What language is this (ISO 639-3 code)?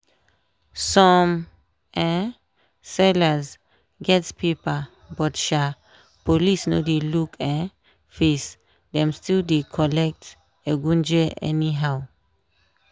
pcm